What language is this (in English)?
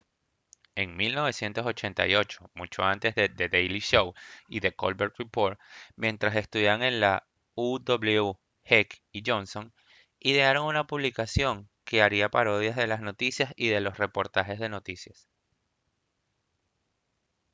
Spanish